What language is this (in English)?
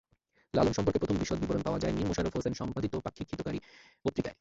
Bangla